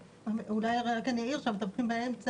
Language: Hebrew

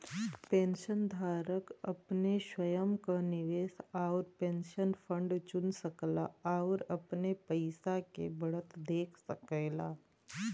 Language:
Bhojpuri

